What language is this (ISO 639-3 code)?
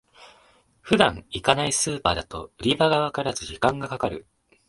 jpn